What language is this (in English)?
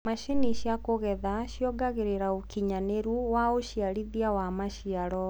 Kikuyu